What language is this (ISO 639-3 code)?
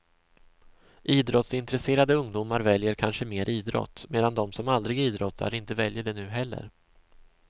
swe